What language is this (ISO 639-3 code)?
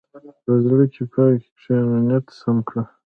pus